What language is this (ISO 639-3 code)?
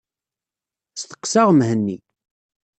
kab